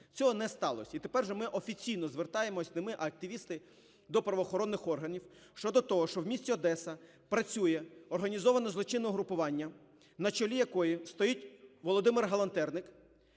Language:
Ukrainian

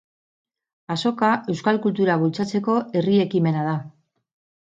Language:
Basque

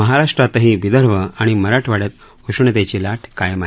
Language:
Marathi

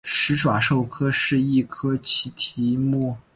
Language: Chinese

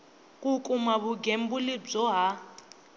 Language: Tsonga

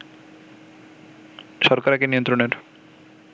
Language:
Bangla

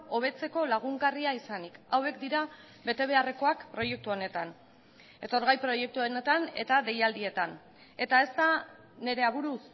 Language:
Basque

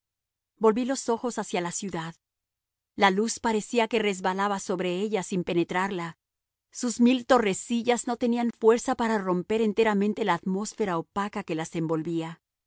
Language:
Spanish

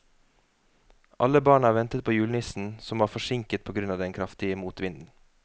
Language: Norwegian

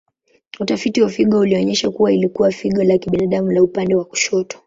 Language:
Swahili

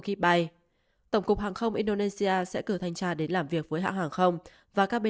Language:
Vietnamese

